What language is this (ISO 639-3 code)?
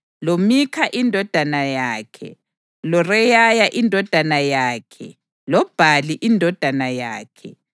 nde